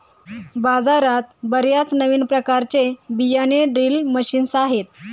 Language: Marathi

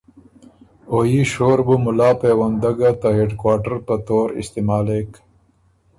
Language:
Ormuri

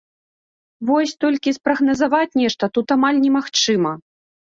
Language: Belarusian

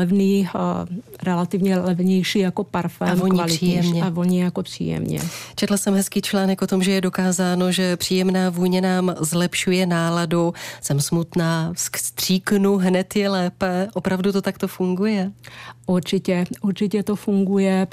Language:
Czech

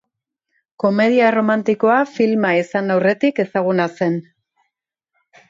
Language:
Basque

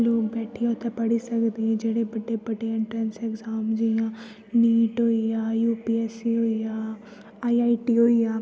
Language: Dogri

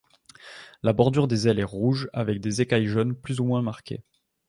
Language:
French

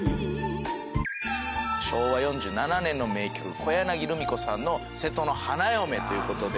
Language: Japanese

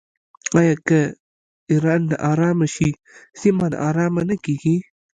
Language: Pashto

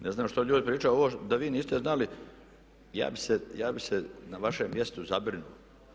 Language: Croatian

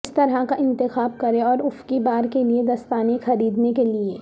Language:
Urdu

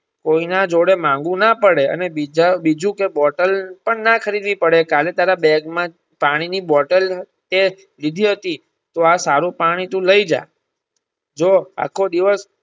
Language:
Gujarati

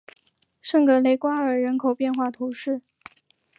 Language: Chinese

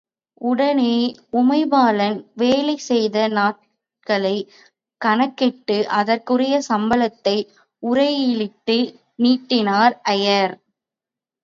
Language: Tamil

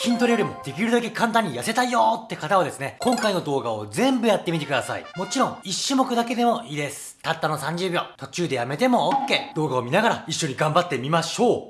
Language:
Japanese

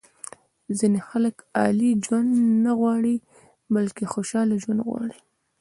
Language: Pashto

